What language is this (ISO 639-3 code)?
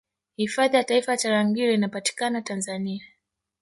swa